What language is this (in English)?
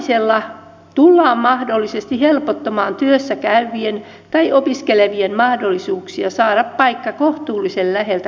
Finnish